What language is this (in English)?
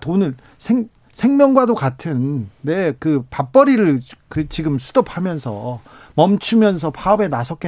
Korean